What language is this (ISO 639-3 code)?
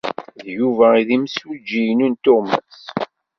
kab